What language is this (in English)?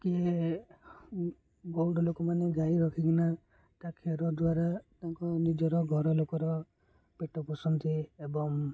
Odia